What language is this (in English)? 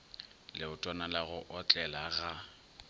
Northern Sotho